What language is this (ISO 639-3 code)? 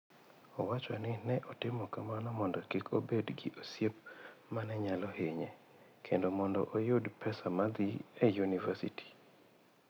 luo